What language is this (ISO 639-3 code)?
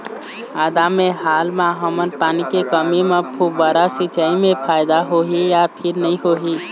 hne